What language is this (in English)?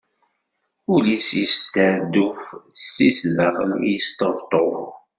Kabyle